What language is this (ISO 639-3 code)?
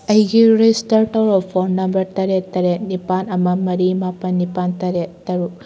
mni